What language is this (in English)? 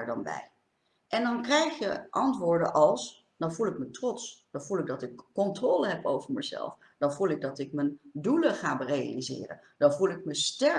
Dutch